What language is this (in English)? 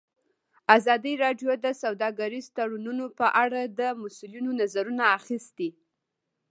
Pashto